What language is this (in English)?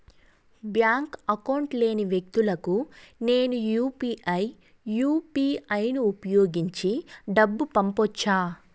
Telugu